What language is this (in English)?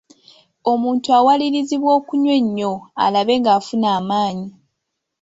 Ganda